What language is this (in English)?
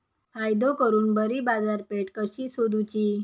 Marathi